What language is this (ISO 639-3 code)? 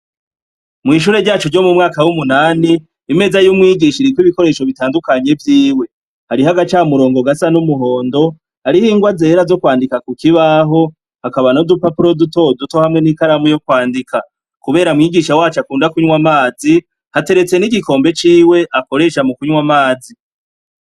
run